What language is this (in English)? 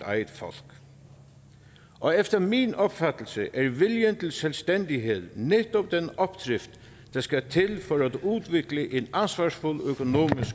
Danish